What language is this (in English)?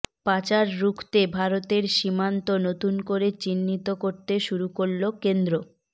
Bangla